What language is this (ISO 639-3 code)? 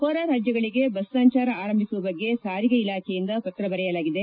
kan